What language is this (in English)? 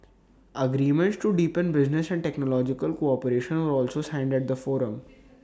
English